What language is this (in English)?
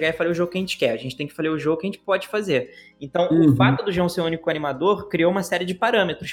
Portuguese